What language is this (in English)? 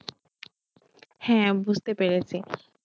Bangla